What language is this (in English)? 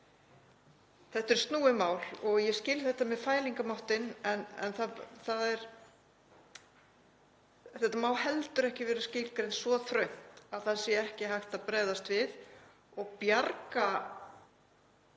Icelandic